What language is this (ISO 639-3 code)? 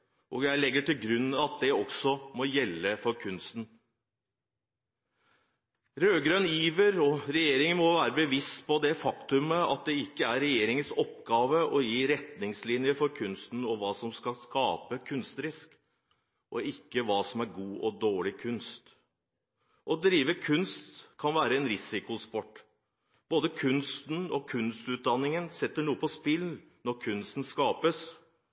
nob